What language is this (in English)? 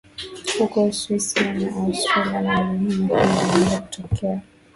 Swahili